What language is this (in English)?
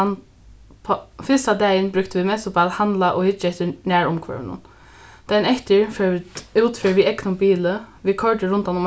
Faroese